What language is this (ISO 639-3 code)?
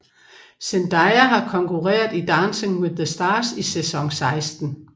dan